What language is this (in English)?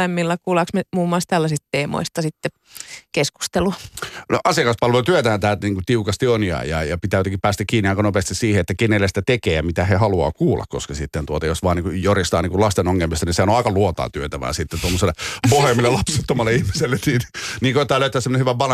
Finnish